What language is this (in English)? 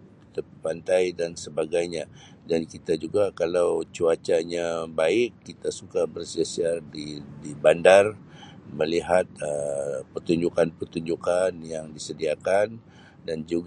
Sabah Malay